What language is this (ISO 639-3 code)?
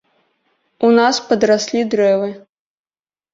bel